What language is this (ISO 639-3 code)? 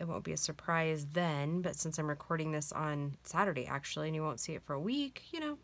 eng